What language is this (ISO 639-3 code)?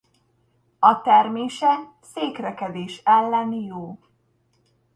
hun